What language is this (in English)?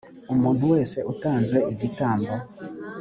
Kinyarwanda